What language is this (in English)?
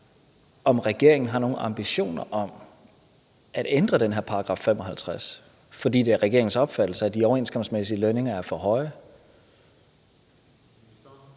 Danish